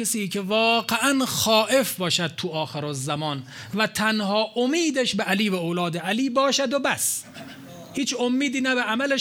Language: Persian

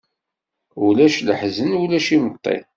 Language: Kabyle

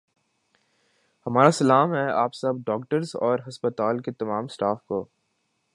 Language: Urdu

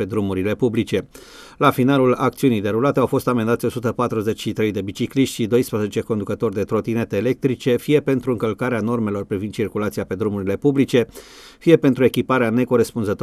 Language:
Romanian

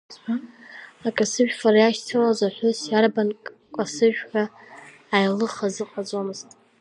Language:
Abkhazian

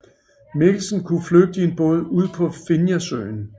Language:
Danish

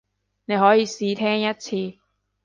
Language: Cantonese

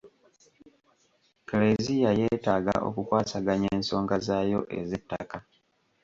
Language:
Ganda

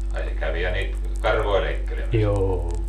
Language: Finnish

